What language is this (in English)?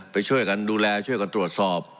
Thai